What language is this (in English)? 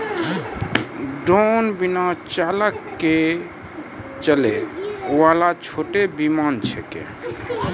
Maithili